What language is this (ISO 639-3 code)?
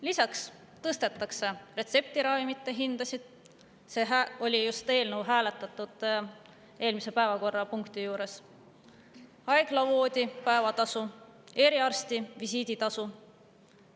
est